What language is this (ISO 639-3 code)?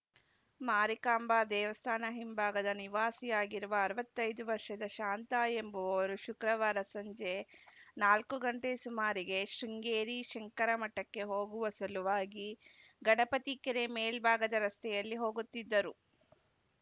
kan